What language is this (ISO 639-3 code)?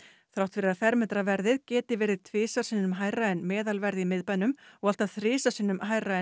isl